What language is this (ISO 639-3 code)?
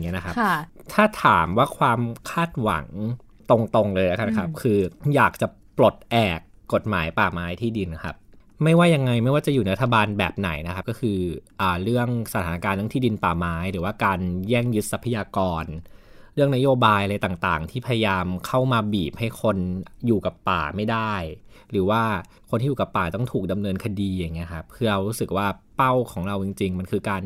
tha